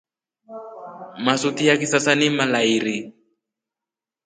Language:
Rombo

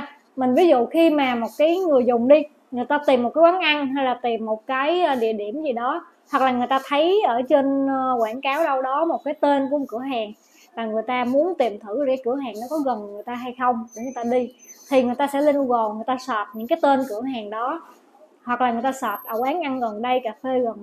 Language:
Vietnamese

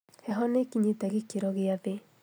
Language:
Kikuyu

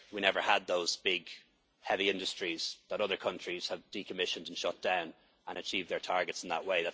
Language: English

